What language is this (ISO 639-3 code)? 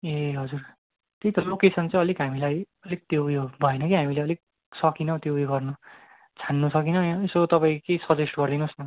nep